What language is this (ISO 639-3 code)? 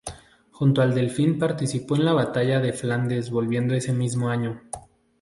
spa